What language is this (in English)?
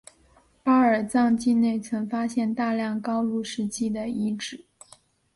Chinese